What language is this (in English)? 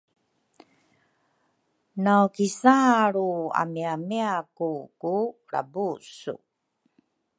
Rukai